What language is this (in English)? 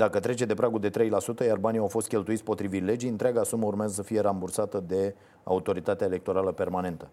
Romanian